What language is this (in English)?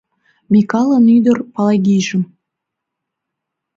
Mari